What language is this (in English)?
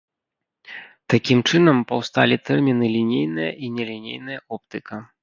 Belarusian